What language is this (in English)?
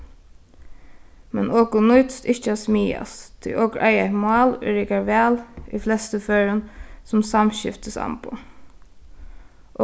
Faroese